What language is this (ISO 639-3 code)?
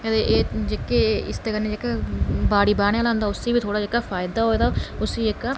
doi